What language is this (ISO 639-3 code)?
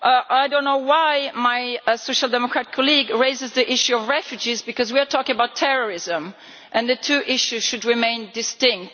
eng